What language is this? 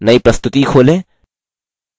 Hindi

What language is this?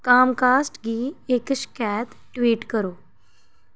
Dogri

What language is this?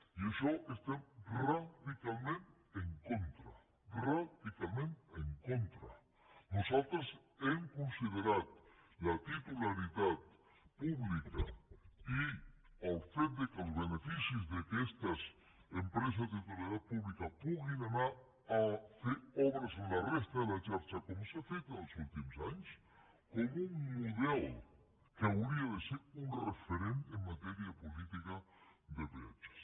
Catalan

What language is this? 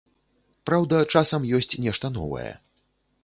Belarusian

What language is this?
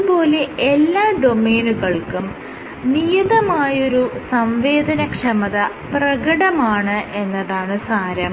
Malayalam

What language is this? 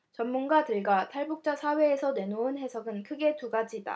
Korean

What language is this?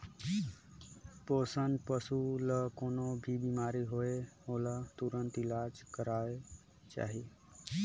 Chhattisgarhi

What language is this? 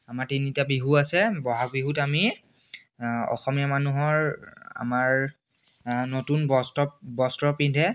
Assamese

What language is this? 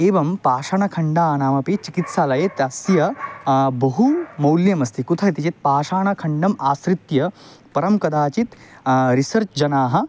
Sanskrit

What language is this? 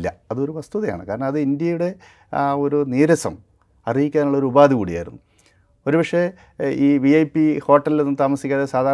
Malayalam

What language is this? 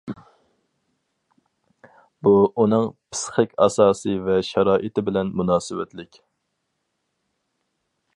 Uyghur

